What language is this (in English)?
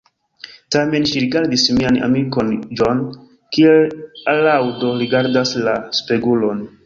Esperanto